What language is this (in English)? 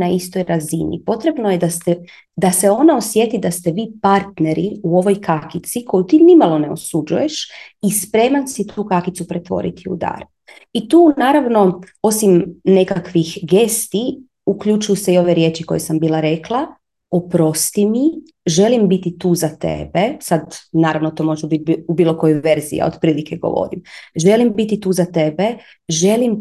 Croatian